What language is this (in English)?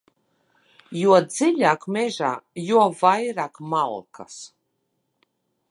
Latvian